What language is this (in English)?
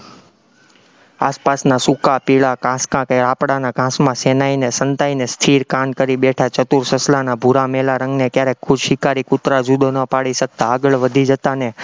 Gujarati